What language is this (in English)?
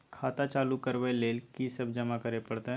Maithili